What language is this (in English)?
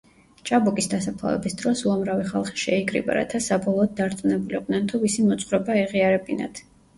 Georgian